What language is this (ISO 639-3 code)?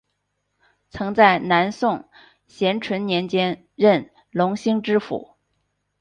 zho